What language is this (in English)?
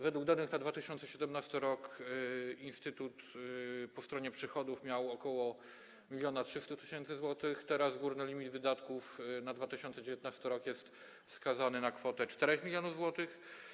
Polish